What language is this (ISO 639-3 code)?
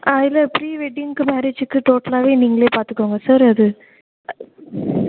tam